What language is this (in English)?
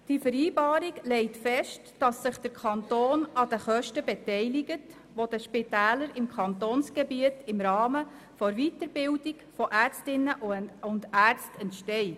Swiss German